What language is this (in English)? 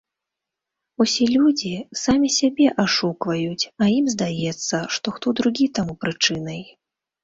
Belarusian